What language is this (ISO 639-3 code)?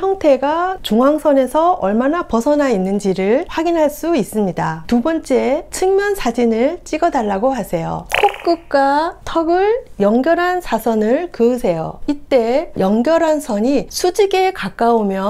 kor